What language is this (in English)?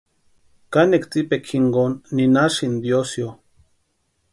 Western Highland Purepecha